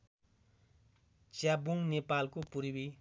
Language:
Nepali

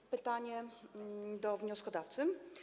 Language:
Polish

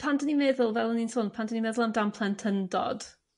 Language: Welsh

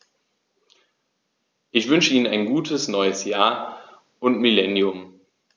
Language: German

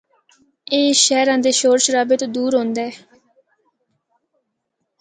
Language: Northern Hindko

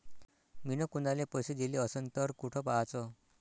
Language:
Marathi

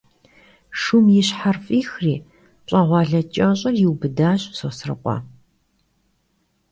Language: Kabardian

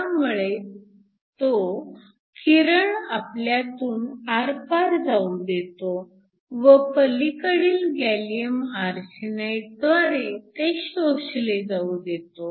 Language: Marathi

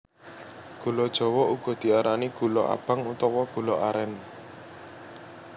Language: Javanese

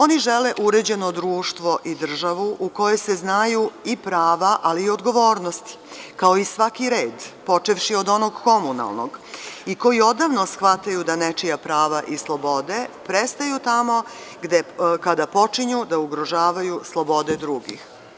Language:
Serbian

